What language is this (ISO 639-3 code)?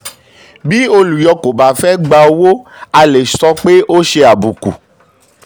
yor